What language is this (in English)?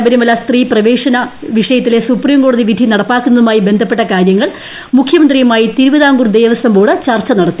Malayalam